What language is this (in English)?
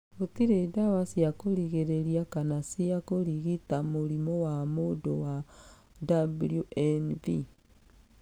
Kikuyu